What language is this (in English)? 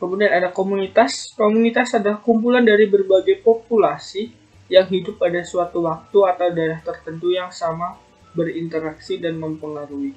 Indonesian